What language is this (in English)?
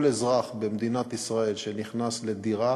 Hebrew